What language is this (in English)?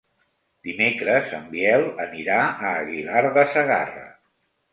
Catalan